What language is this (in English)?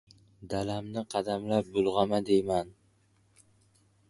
Uzbek